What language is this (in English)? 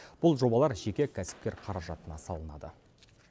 Kazakh